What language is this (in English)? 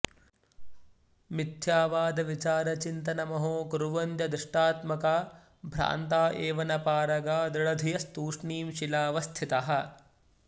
Sanskrit